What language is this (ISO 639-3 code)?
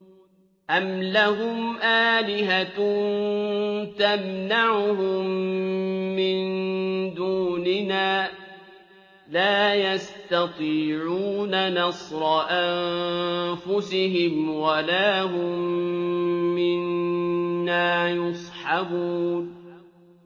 ara